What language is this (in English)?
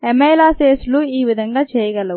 Telugu